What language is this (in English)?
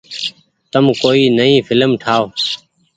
Goaria